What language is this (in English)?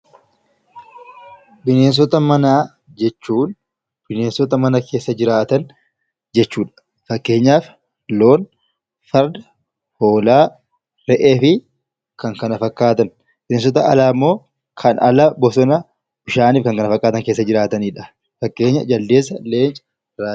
Oromo